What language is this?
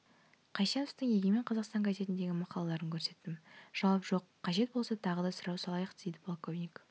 Kazakh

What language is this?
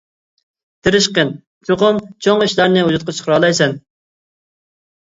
Uyghur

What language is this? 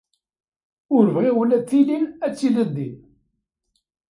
Kabyle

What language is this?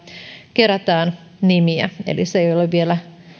Finnish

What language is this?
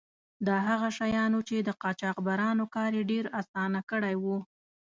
Pashto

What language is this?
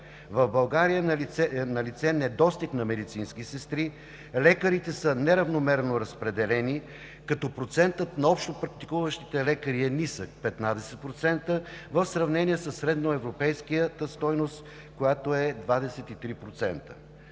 Bulgarian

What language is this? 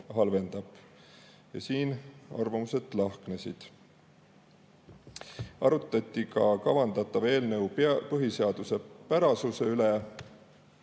Estonian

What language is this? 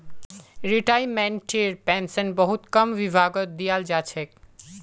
Magahi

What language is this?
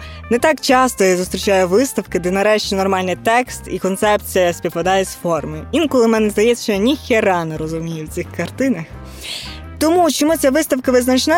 Ukrainian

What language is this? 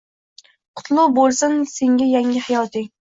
Uzbek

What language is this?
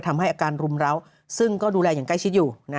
Thai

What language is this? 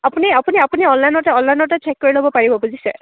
Assamese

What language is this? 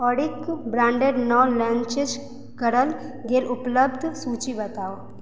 Maithili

